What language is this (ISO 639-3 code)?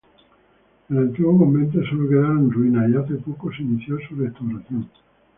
spa